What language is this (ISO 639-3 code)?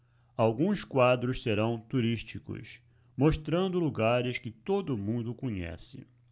por